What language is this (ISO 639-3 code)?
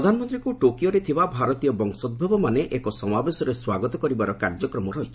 ori